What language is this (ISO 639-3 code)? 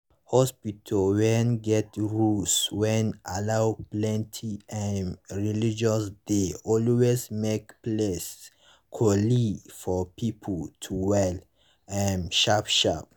pcm